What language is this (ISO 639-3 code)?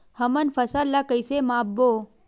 hne